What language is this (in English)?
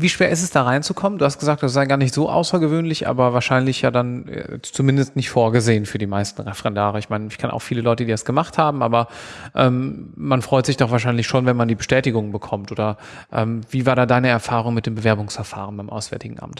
German